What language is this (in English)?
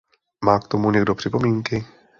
Czech